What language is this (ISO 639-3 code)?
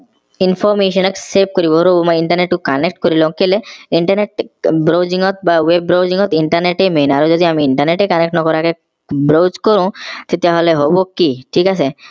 asm